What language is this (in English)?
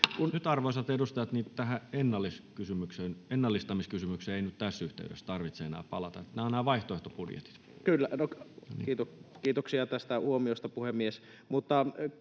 Finnish